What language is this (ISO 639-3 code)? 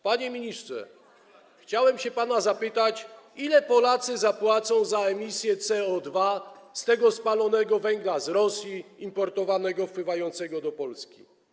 pol